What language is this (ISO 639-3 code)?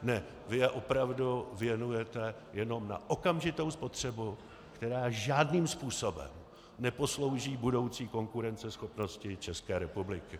ces